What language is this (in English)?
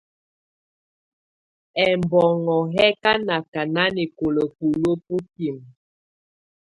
Tunen